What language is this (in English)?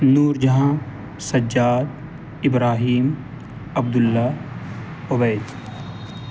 Urdu